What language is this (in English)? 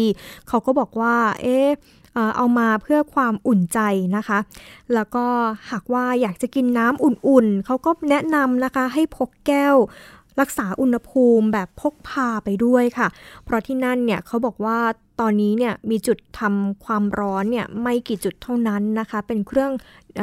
Thai